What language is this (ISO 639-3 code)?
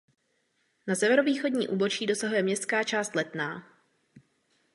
ces